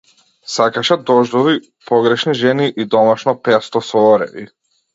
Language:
Macedonian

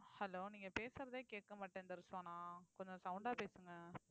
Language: Tamil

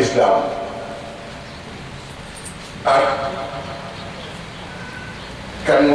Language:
English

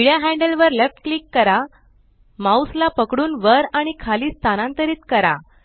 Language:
Marathi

